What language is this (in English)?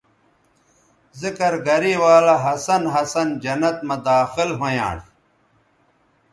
Bateri